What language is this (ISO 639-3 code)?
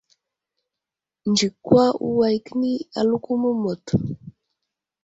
udl